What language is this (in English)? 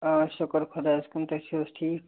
Kashmiri